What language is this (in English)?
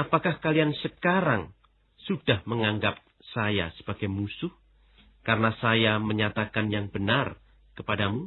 Indonesian